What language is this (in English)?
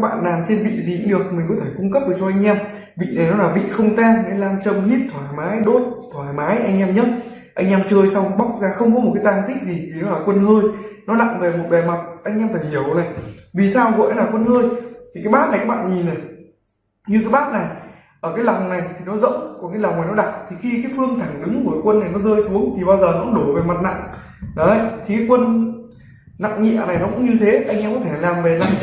Vietnamese